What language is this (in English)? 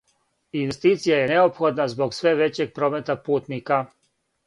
Serbian